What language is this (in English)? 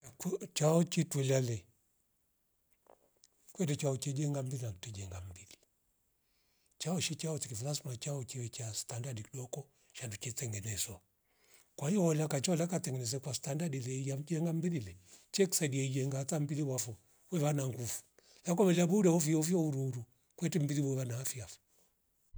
Rombo